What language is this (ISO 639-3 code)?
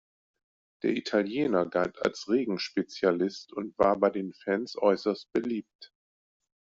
deu